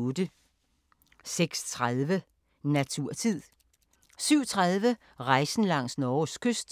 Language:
Danish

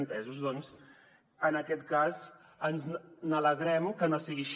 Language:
Catalan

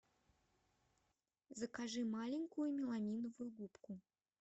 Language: Russian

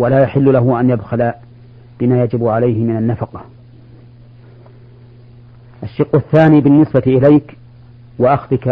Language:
Arabic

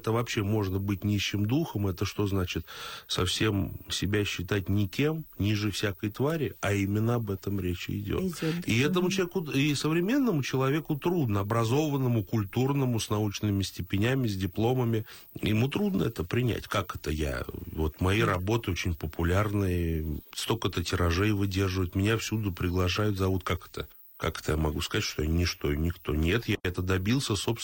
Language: Russian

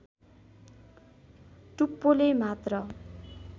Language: Nepali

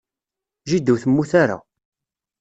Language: Kabyle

